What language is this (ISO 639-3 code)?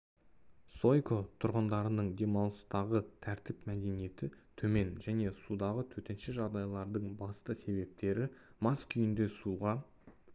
kaz